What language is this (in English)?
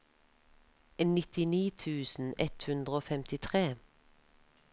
Norwegian